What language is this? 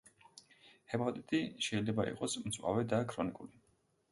Georgian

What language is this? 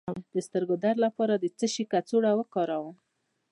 Pashto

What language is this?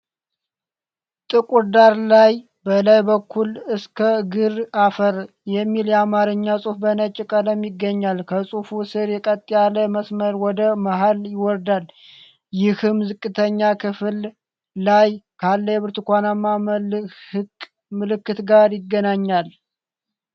Amharic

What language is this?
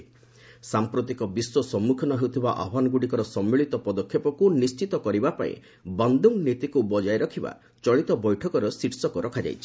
Odia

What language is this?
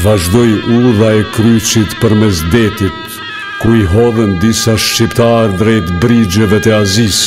Romanian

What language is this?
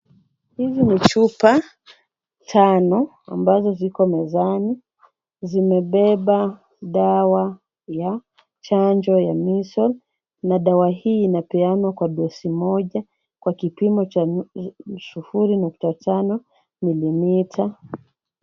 Swahili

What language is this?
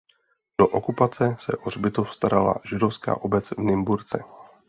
Czech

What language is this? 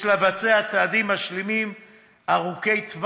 Hebrew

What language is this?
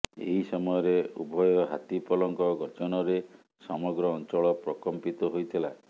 Odia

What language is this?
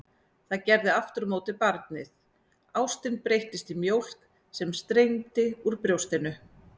Icelandic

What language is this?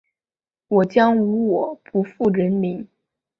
Chinese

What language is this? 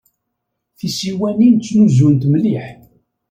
Kabyle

